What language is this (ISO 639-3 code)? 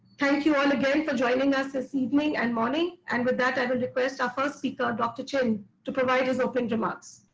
eng